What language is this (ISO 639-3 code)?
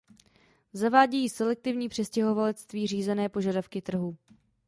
ces